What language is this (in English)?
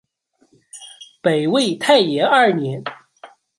Chinese